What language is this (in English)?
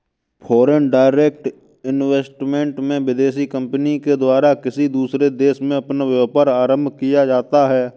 Hindi